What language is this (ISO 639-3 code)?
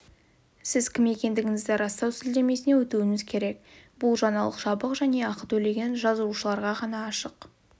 kaz